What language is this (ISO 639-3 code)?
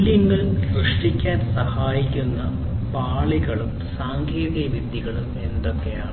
mal